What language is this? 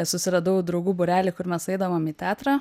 Lithuanian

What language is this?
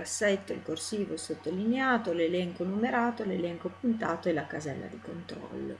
Italian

